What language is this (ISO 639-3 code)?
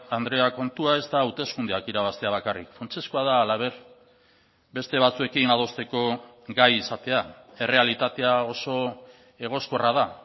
eus